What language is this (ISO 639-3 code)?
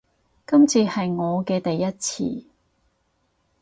yue